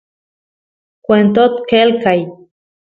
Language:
Santiago del Estero Quichua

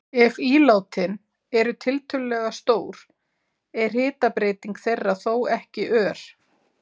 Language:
Icelandic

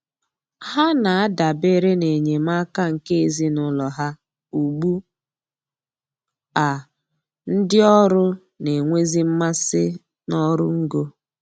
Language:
Igbo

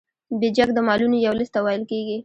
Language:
Pashto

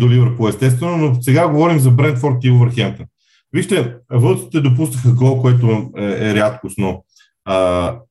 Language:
Bulgarian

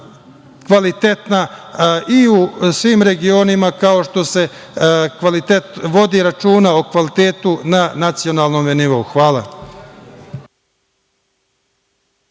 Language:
Serbian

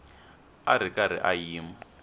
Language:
Tsonga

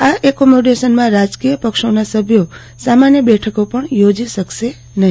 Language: Gujarati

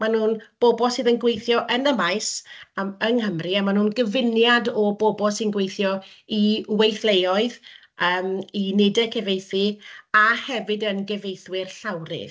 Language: Welsh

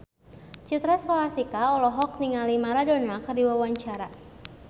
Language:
Sundanese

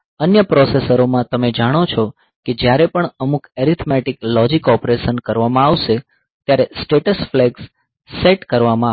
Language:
Gujarati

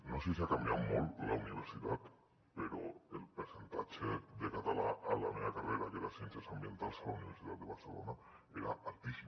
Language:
Catalan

